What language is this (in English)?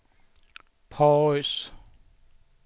Swedish